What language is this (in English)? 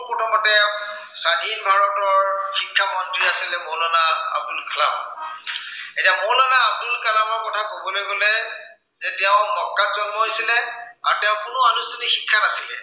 Assamese